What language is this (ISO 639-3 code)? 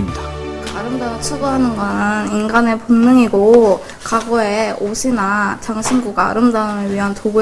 kor